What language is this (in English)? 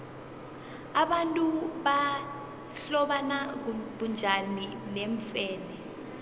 South Ndebele